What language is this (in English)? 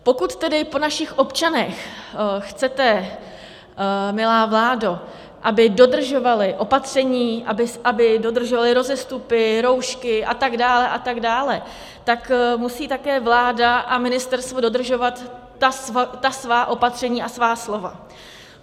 Czech